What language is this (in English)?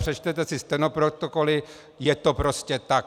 Czech